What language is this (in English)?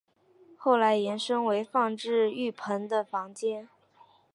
Chinese